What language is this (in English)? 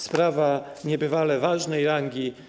Polish